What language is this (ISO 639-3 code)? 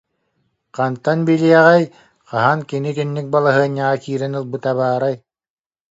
sah